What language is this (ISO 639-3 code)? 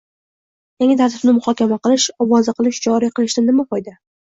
uzb